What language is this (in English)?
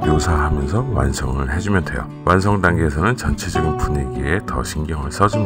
Korean